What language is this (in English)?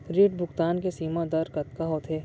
Chhattisgarhi